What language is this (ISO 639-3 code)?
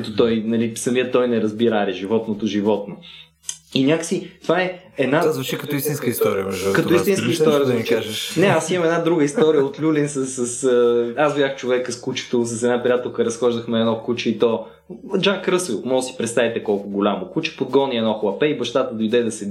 bul